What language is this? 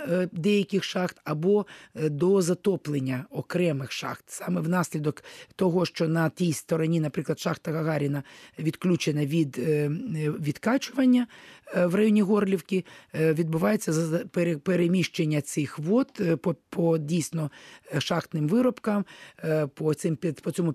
Ukrainian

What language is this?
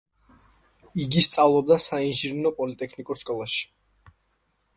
Georgian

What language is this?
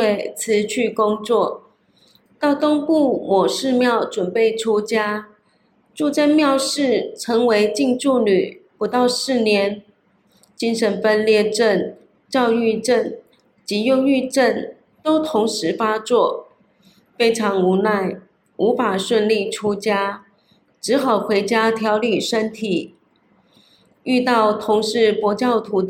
Chinese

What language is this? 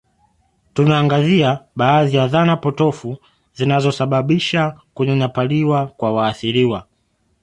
Swahili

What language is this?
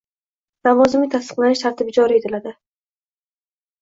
Uzbek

